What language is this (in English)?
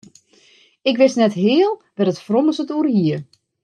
Western Frisian